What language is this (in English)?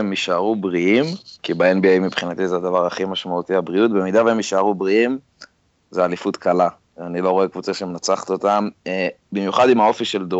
Hebrew